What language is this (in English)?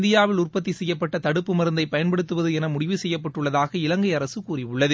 Tamil